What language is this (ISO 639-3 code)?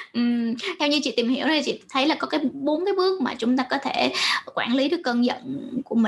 vie